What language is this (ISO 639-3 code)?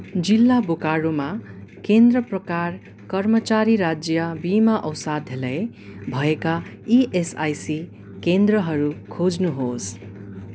nep